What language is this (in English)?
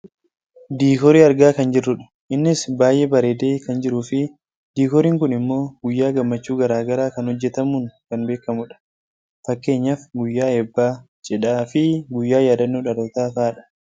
Oromo